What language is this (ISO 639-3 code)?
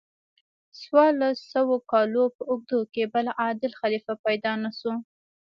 pus